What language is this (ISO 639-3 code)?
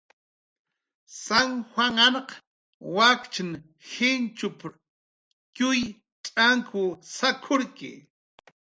jqr